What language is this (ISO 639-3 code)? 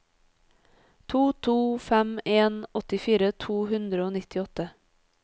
nor